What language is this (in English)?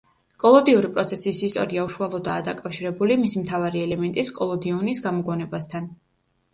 Georgian